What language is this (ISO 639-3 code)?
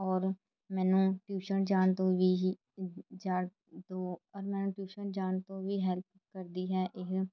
pan